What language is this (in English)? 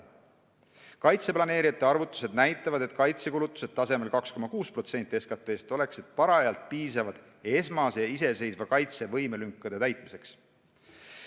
Estonian